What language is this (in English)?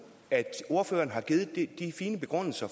Danish